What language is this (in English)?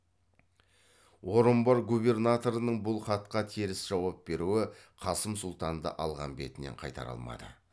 Kazakh